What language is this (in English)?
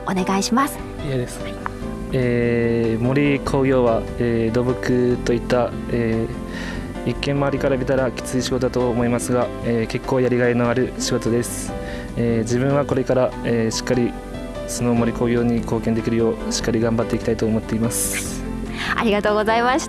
Japanese